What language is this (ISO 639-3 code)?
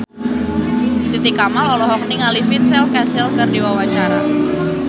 sun